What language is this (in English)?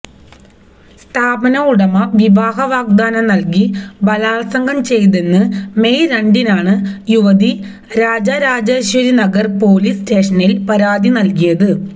Malayalam